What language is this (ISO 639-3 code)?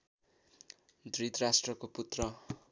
nep